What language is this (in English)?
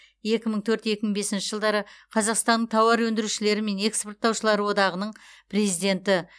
Kazakh